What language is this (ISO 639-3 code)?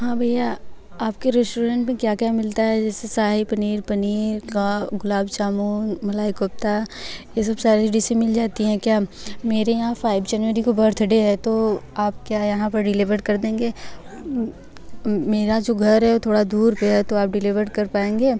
hin